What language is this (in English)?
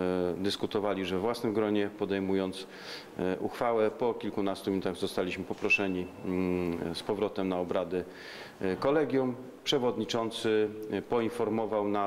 Polish